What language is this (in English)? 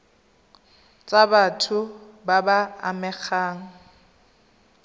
Tswana